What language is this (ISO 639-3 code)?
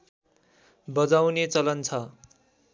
nep